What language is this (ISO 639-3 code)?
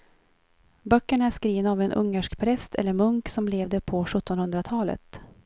swe